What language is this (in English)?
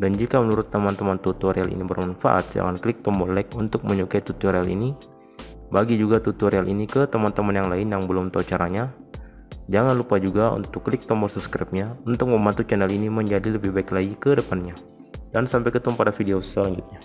Indonesian